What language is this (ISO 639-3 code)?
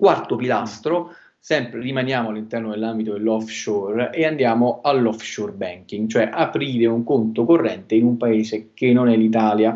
ita